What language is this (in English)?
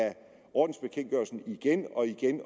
Danish